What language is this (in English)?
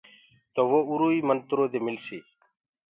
Gurgula